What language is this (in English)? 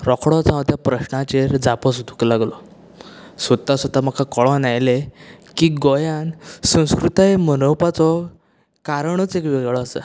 Konkani